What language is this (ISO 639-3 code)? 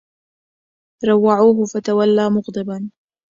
ara